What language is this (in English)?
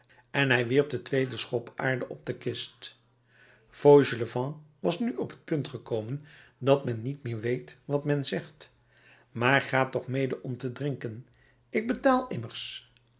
Dutch